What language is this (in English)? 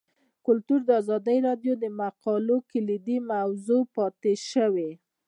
Pashto